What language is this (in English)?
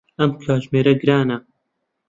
Central Kurdish